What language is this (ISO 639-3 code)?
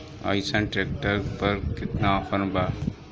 bho